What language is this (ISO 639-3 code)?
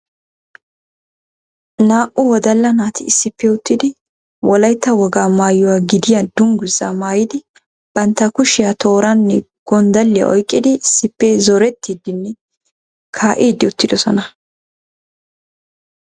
wal